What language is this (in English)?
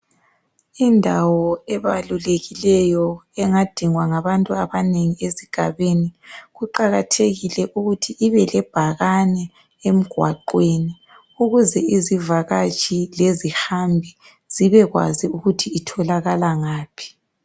North Ndebele